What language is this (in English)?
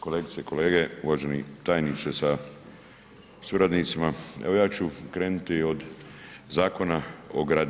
Croatian